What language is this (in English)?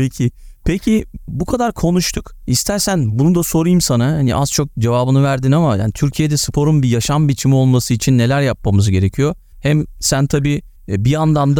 Turkish